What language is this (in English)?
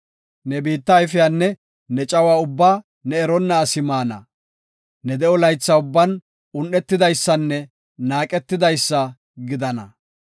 Gofa